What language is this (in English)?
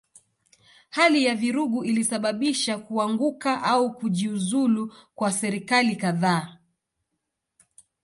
Swahili